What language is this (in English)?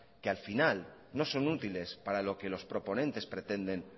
Spanish